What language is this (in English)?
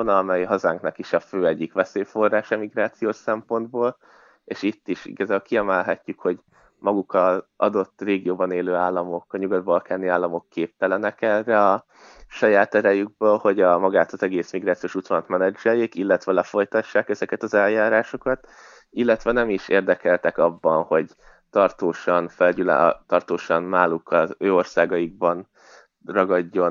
Hungarian